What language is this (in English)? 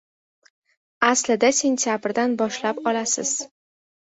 Uzbek